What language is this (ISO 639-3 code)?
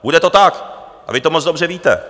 ces